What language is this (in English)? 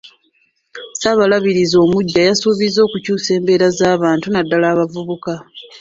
Ganda